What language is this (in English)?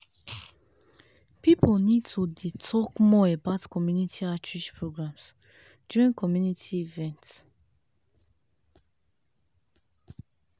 Nigerian Pidgin